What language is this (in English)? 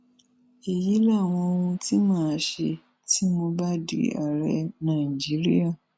Yoruba